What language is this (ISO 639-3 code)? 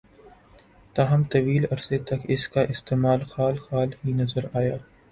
urd